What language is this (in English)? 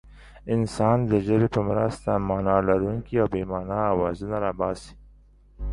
Pashto